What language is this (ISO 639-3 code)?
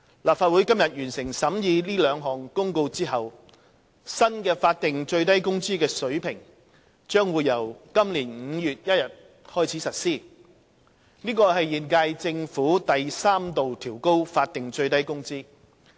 yue